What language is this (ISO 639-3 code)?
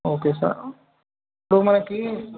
tel